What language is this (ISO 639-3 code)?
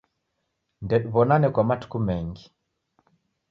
dav